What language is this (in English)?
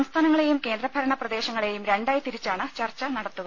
Malayalam